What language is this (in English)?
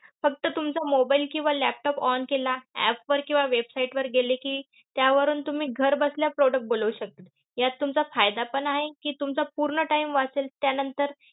Marathi